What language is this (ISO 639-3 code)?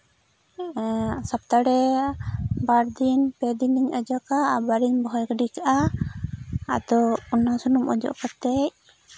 sat